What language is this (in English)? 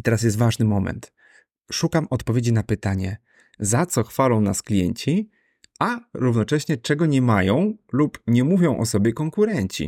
Polish